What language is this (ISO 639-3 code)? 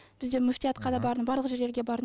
kaz